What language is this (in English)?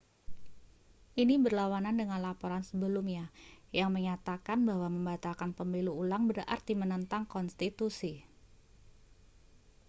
Indonesian